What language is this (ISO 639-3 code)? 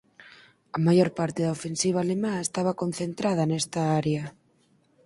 glg